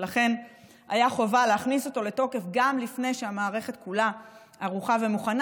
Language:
Hebrew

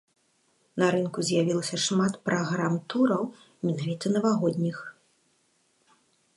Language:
Belarusian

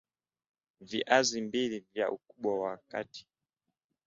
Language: Swahili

